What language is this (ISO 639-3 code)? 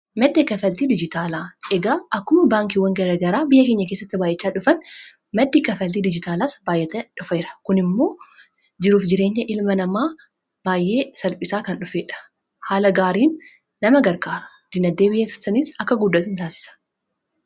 orm